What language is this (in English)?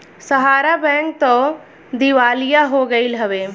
Bhojpuri